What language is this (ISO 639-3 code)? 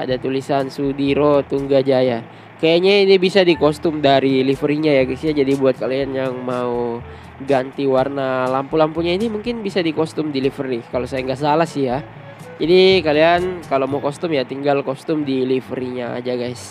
ind